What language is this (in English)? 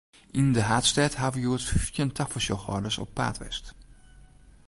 Western Frisian